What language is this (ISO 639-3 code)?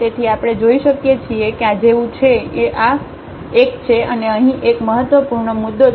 guj